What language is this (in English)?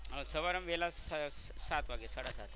Gujarati